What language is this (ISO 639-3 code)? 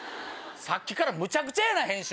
jpn